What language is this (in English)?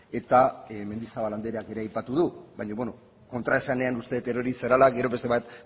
Basque